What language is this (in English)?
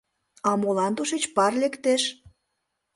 Mari